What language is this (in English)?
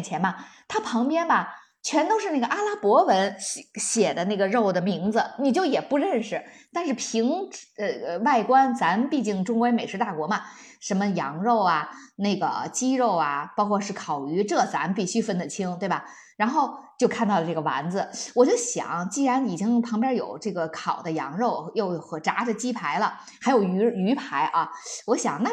Chinese